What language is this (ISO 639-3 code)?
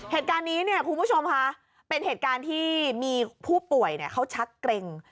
tha